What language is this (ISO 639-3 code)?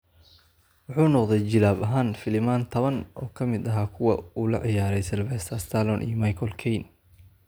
som